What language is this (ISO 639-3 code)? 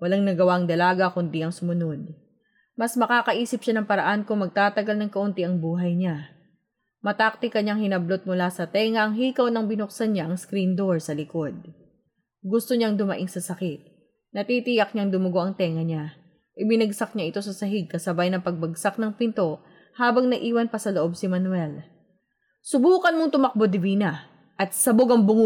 fil